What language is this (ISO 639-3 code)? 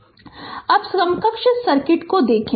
hin